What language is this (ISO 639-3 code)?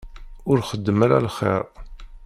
kab